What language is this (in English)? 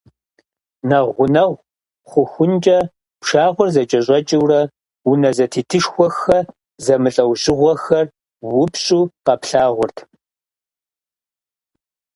Kabardian